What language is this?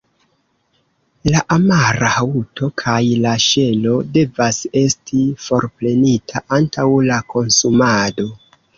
Esperanto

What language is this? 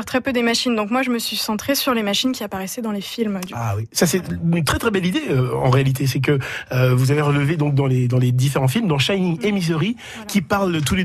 French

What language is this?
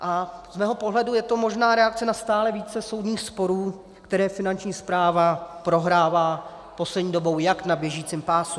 Czech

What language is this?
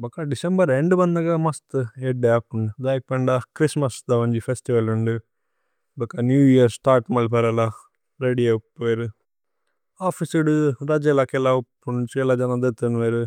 Tulu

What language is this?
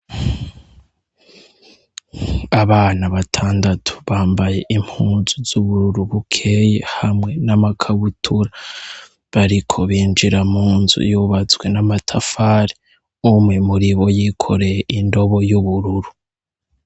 Rundi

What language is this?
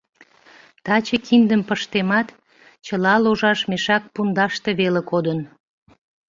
Mari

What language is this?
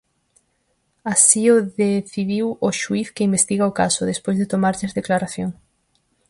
Galician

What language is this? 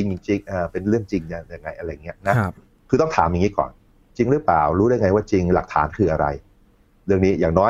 Thai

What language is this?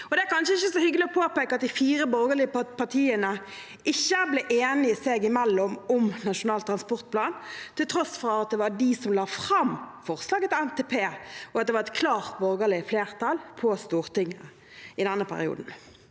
Norwegian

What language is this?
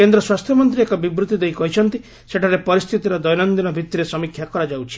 Odia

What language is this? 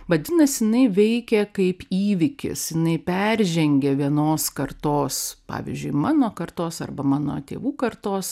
Lithuanian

